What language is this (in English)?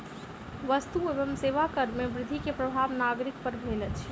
Maithili